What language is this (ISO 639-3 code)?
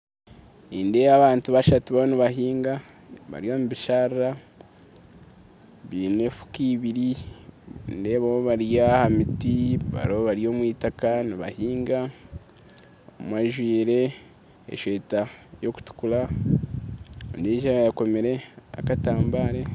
nyn